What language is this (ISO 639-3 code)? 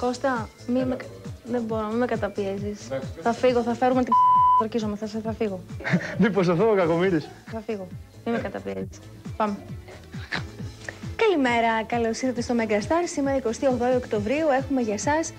ell